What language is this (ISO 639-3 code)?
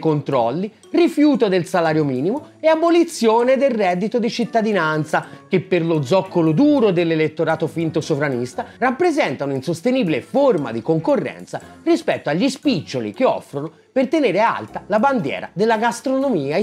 ita